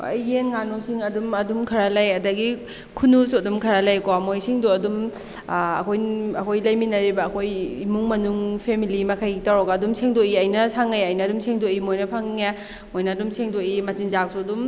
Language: Manipuri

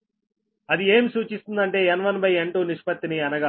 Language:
Telugu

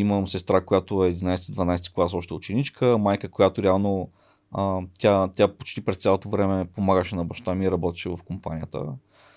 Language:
Bulgarian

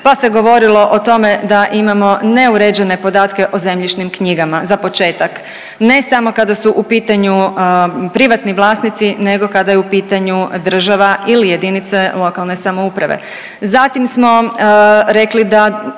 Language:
Croatian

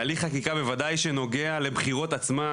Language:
Hebrew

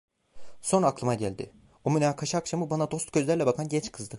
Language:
Turkish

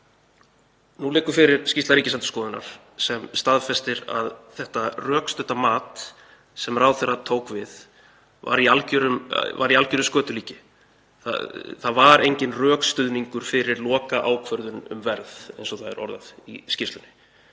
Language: Icelandic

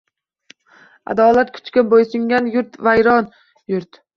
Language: Uzbek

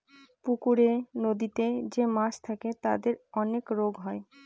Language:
Bangla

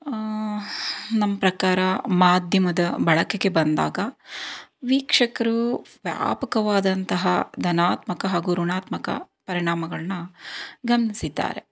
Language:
Kannada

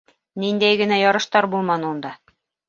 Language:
Bashkir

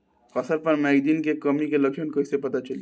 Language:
Bhojpuri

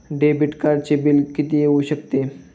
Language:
Marathi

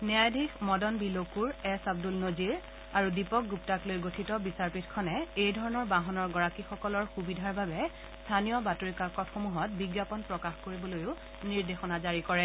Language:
Assamese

